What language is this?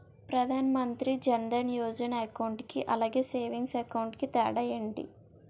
Telugu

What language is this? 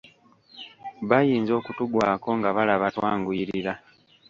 Ganda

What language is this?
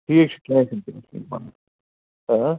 Kashmiri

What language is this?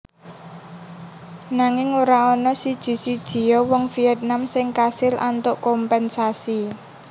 Javanese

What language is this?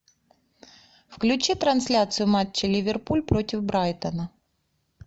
Russian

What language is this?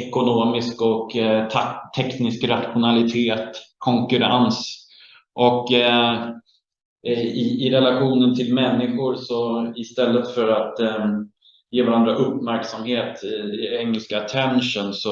Swedish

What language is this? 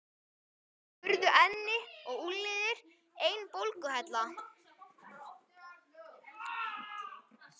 Icelandic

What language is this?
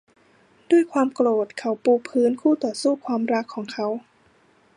Thai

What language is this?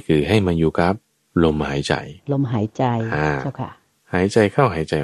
Thai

